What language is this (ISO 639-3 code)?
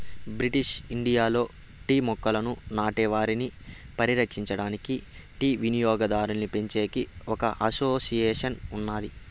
tel